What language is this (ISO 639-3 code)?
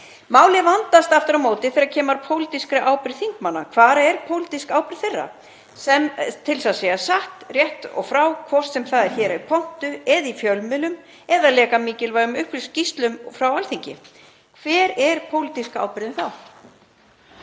isl